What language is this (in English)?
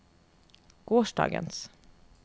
Norwegian